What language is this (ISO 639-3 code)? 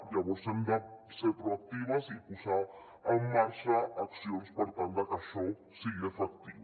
cat